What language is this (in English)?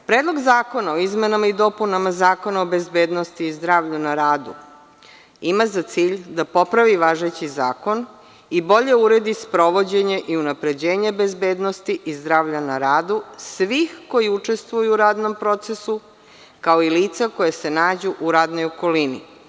Serbian